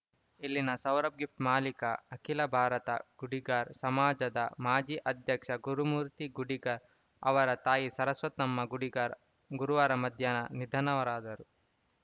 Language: Kannada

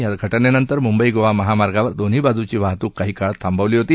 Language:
Marathi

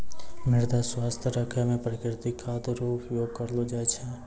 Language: Maithili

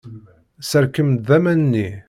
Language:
Kabyle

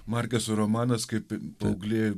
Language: Lithuanian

